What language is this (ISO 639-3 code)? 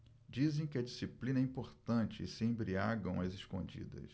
por